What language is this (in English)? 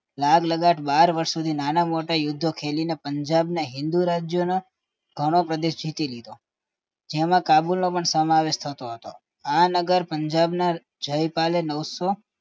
Gujarati